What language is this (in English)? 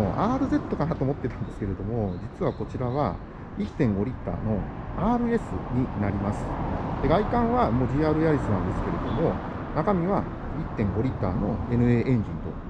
Japanese